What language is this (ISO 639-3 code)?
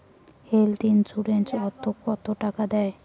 ben